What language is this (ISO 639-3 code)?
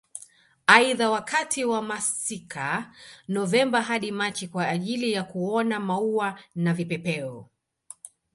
swa